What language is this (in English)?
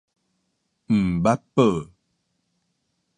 Min Nan Chinese